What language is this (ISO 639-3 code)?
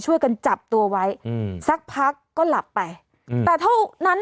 tha